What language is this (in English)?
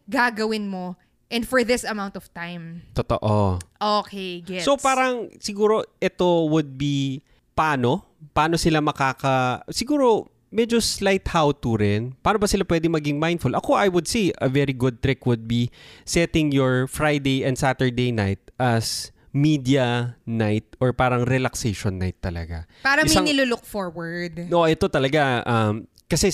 Filipino